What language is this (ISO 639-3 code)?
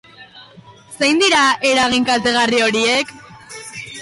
eus